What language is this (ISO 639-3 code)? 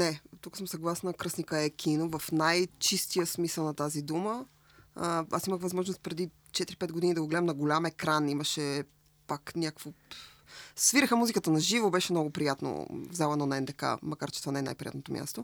bul